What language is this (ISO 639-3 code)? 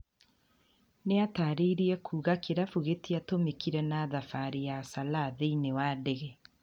kik